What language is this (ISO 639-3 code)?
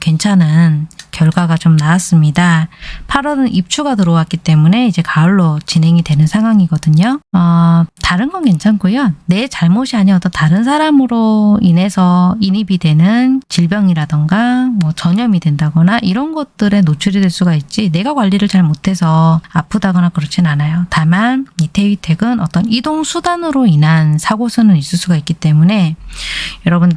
kor